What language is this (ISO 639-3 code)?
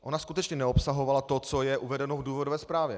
ces